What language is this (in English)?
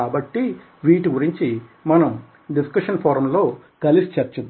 Telugu